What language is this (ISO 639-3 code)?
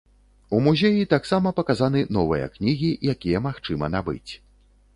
bel